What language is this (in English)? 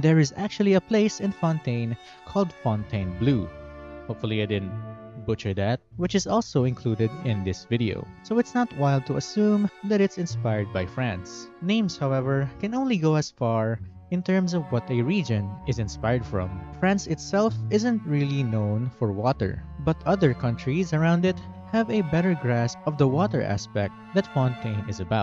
English